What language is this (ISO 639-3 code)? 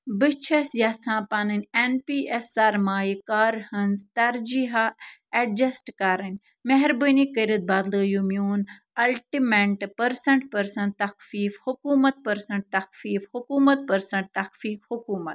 kas